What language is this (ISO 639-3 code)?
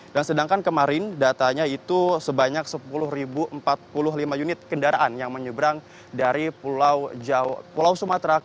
ind